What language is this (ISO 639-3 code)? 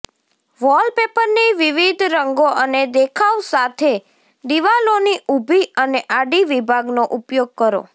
guj